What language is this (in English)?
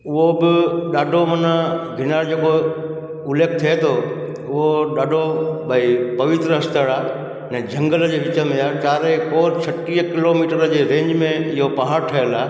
Sindhi